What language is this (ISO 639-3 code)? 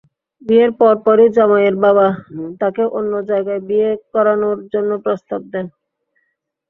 ben